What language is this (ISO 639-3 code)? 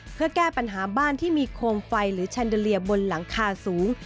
tha